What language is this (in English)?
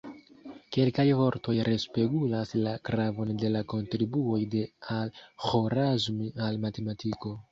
Esperanto